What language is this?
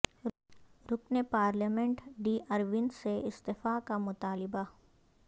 Urdu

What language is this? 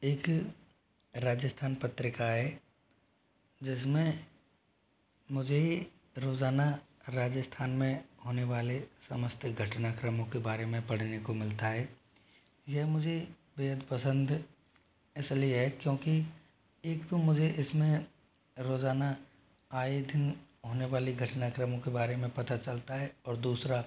Hindi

